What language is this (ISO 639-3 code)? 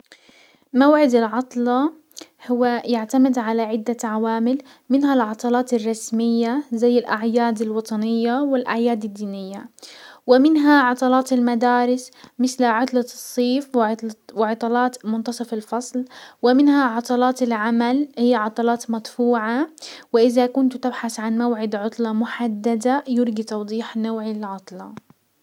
acw